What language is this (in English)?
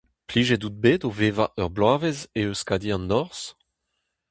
Breton